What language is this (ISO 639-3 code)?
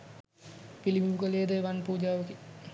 sin